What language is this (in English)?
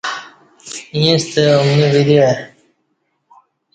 Kati